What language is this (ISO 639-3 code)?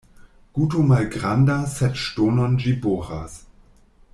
epo